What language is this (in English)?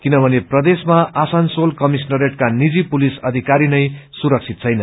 Nepali